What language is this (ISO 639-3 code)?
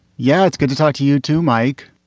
eng